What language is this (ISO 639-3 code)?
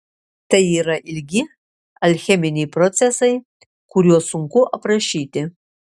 lit